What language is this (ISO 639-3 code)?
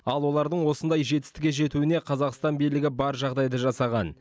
kaz